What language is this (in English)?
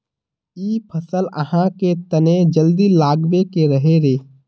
Magahi